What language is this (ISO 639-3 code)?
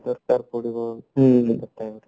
ori